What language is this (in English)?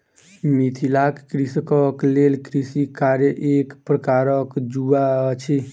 Maithili